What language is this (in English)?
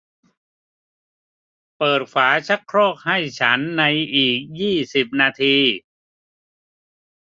Thai